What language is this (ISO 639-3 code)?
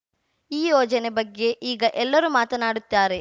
kan